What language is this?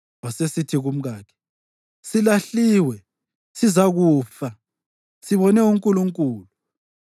North Ndebele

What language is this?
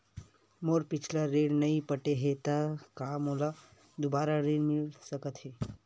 Chhattisgarhi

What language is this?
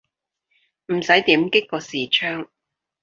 Cantonese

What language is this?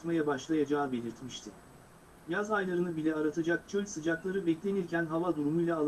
Turkish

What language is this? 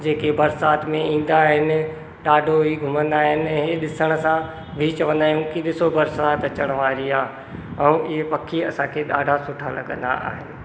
Sindhi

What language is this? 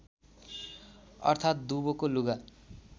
Nepali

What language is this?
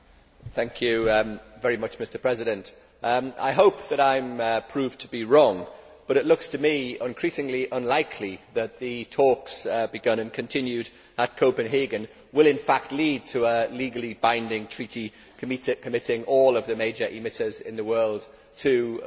English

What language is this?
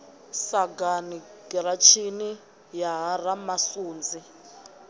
Venda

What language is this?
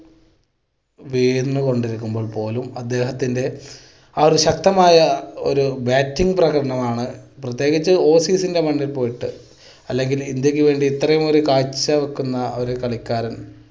Malayalam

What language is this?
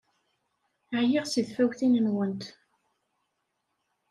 Kabyle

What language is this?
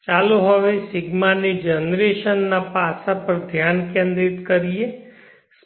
Gujarati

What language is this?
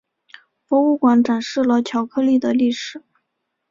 Chinese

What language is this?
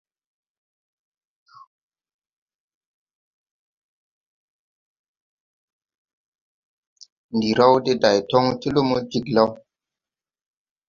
Tupuri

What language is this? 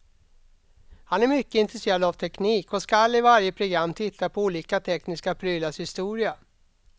Swedish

